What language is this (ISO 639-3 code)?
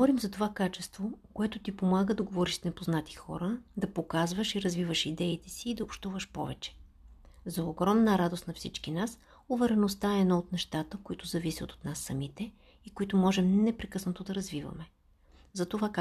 bul